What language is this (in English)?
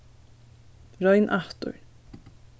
Faroese